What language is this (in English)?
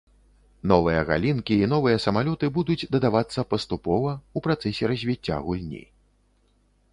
Belarusian